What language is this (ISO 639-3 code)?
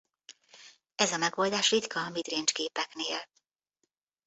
hun